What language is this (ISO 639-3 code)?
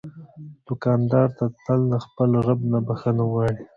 pus